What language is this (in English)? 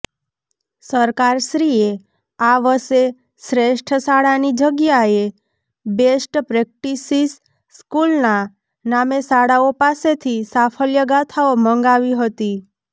Gujarati